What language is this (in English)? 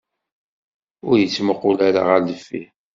Kabyle